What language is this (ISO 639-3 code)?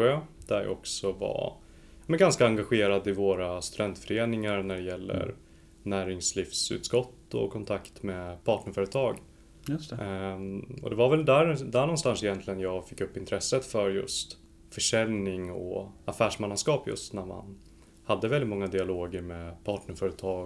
swe